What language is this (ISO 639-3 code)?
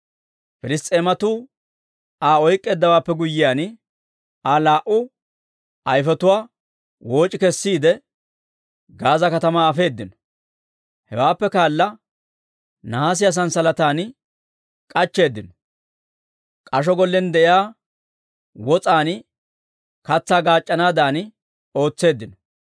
dwr